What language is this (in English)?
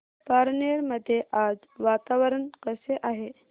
Marathi